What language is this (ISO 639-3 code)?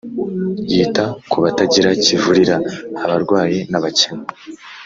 kin